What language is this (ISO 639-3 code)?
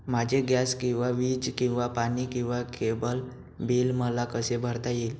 mar